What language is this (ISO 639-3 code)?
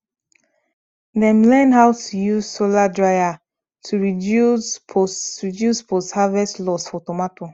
pcm